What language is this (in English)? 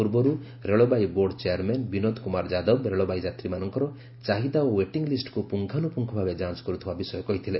Odia